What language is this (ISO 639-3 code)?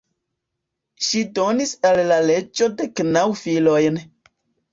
epo